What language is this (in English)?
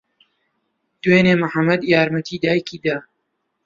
Central Kurdish